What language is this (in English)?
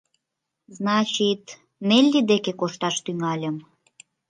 Mari